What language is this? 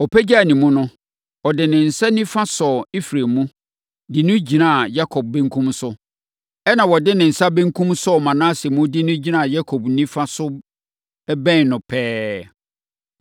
Akan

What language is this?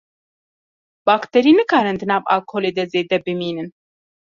Kurdish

